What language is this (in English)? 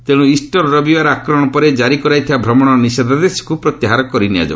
Odia